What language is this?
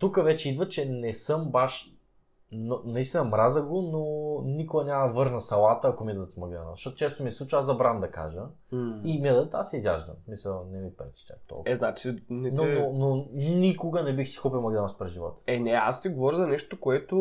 Bulgarian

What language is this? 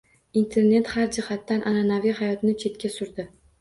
Uzbek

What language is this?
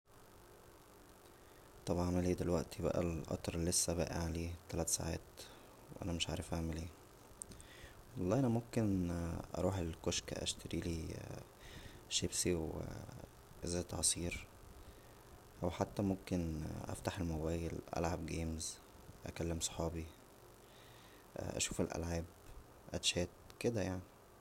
Egyptian Arabic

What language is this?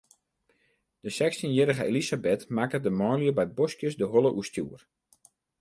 Western Frisian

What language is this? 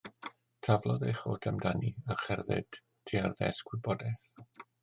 Welsh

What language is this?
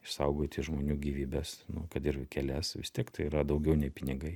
Lithuanian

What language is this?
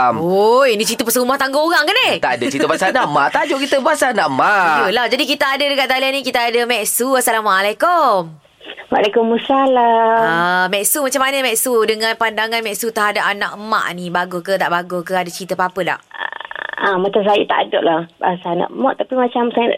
Malay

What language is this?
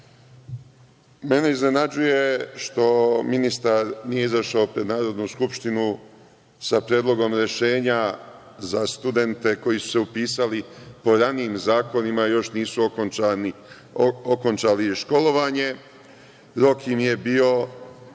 Serbian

